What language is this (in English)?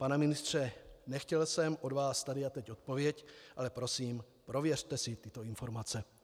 Czech